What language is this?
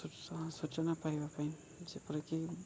Odia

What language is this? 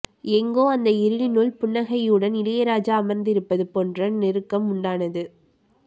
Tamil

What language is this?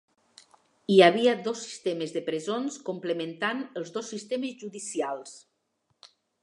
Catalan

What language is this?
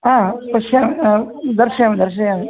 Sanskrit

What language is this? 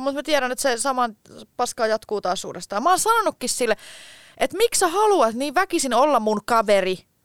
Finnish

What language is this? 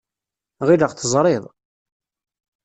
Kabyle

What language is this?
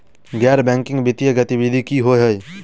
Maithili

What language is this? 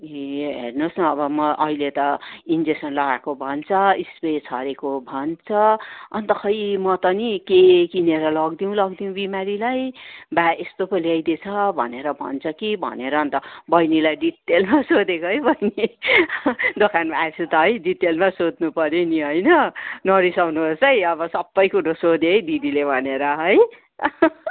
Nepali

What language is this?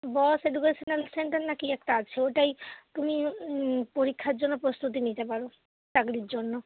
Bangla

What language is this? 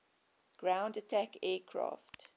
English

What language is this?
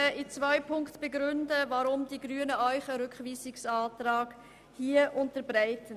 Swiss German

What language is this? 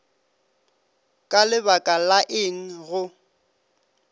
Northern Sotho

